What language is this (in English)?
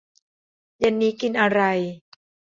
Thai